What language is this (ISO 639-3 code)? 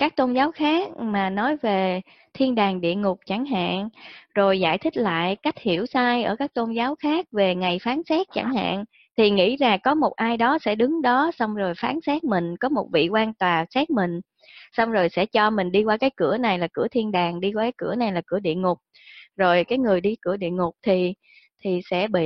vie